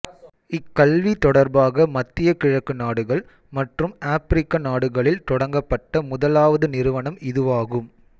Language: Tamil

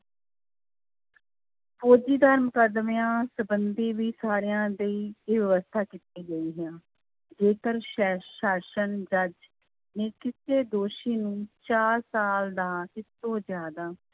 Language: Punjabi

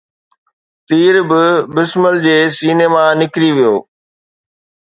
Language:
Sindhi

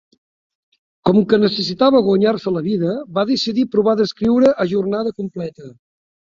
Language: Catalan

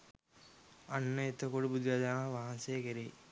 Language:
Sinhala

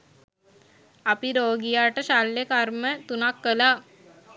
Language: Sinhala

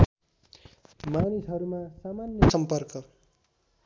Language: Nepali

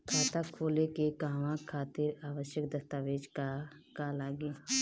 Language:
Bhojpuri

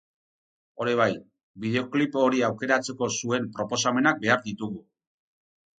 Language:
Basque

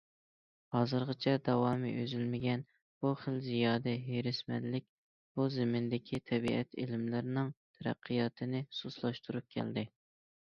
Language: Uyghur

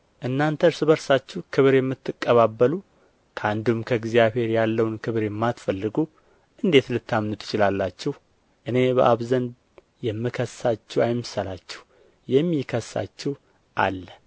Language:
Amharic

